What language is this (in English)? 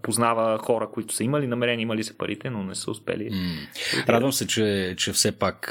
Bulgarian